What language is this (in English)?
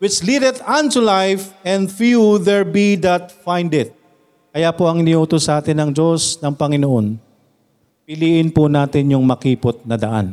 Filipino